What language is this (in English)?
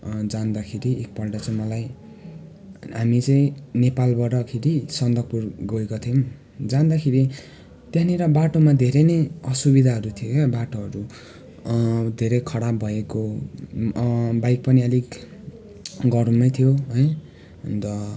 Nepali